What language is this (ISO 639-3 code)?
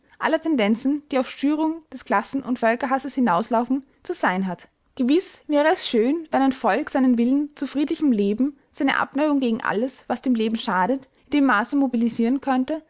deu